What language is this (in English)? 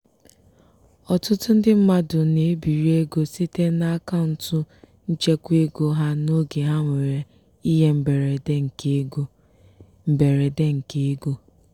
Igbo